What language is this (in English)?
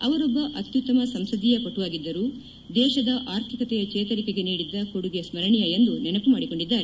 Kannada